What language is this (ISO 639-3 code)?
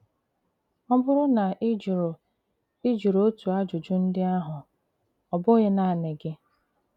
ibo